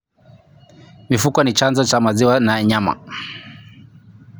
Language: Kalenjin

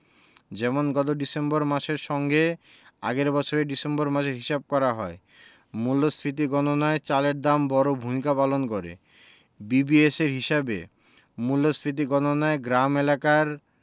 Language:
Bangla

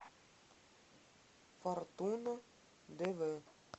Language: Russian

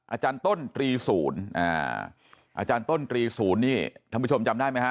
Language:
Thai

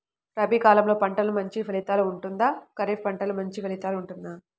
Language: Telugu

